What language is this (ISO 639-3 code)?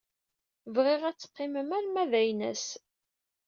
kab